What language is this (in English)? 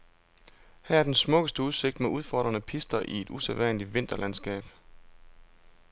Danish